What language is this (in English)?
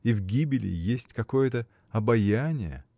Russian